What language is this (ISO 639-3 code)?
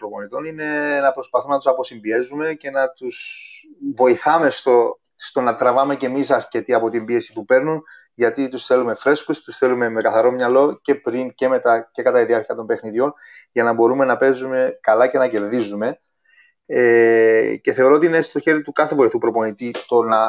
ell